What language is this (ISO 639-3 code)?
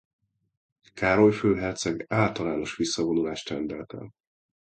hun